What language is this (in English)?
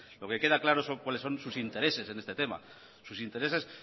Spanish